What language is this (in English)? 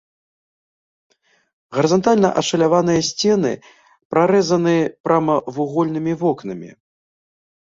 Belarusian